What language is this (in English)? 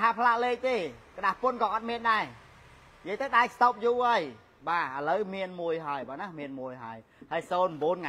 Thai